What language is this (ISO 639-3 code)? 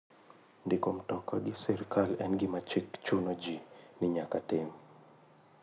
luo